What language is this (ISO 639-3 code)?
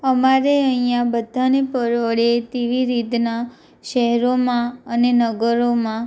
guj